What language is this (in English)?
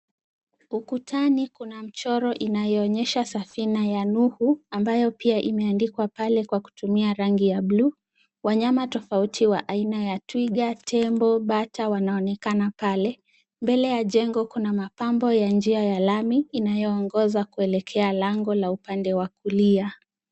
Swahili